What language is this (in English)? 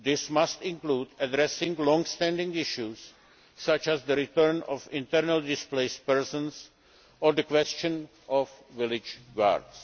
English